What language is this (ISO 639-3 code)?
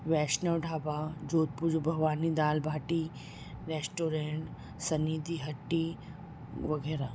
snd